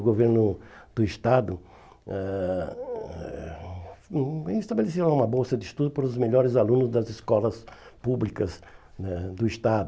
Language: Portuguese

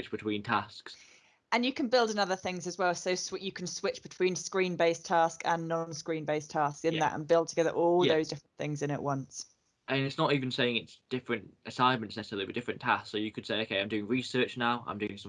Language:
English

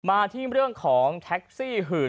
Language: Thai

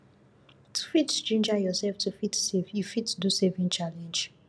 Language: Nigerian Pidgin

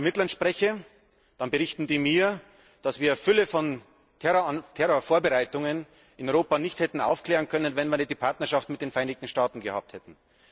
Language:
German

